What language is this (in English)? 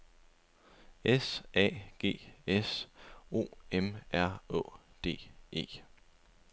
Danish